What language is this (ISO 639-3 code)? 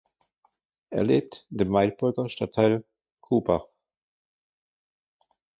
deu